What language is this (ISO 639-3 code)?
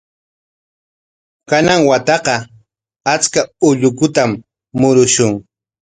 qwa